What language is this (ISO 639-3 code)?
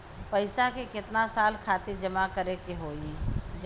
bho